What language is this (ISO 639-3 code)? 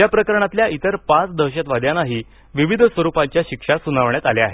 mar